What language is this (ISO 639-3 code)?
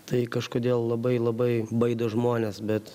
lit